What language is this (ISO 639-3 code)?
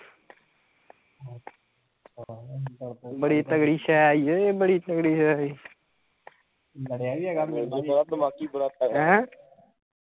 pan